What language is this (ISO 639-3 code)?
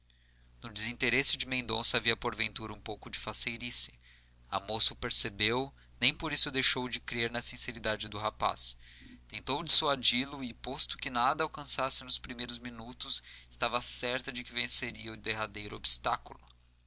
por